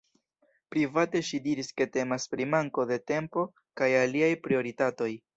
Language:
Esperanto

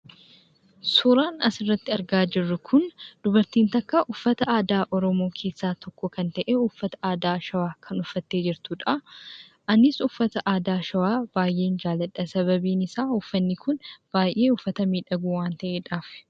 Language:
Oromo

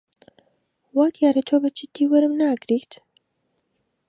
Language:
Central Kurdish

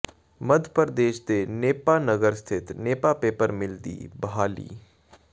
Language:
Punjabi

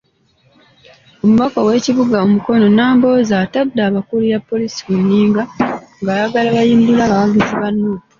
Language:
Ganda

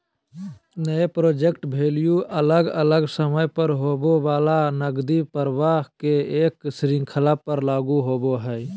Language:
Magahi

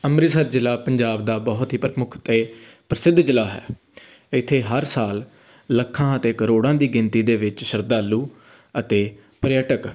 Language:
Punjabi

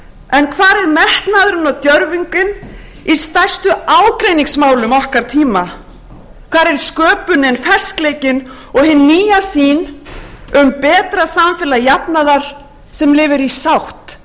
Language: Icelandic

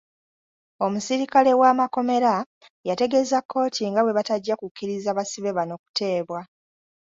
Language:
Ganda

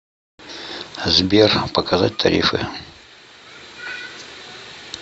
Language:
Russian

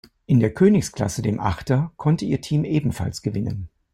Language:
German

